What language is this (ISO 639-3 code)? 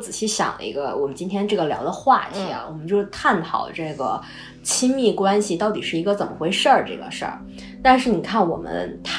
zho